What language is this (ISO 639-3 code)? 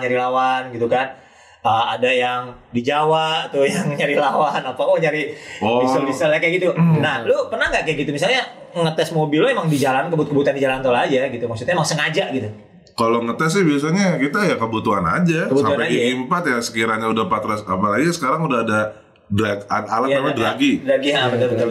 ind